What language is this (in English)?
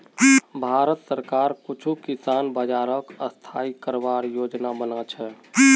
Magahi